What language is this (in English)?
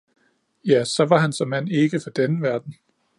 Danish